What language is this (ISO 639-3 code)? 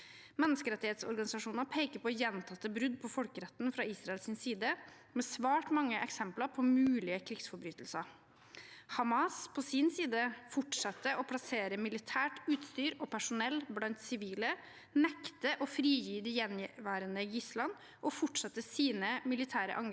nor